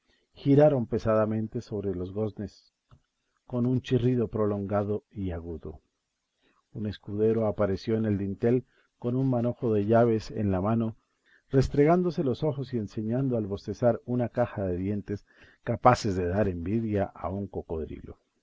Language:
Spanish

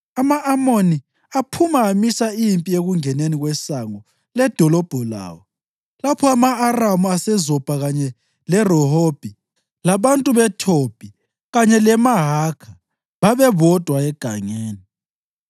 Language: North Ndebele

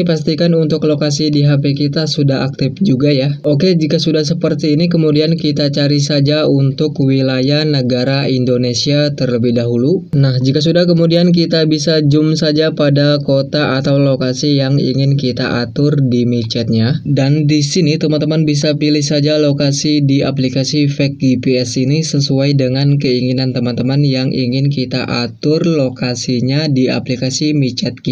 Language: Indonesian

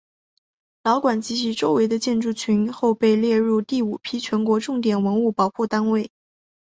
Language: Chinese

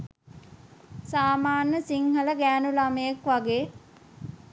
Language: Sinhala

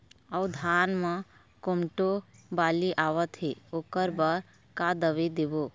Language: Chhattisgarhi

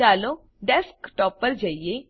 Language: Gujarati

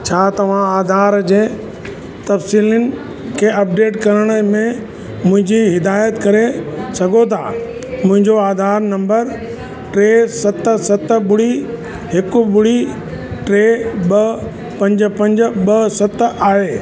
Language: Sindhi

